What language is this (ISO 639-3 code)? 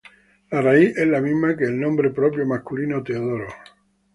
spa